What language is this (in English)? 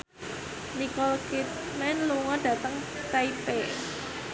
Javanese